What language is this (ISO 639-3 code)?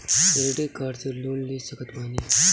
bho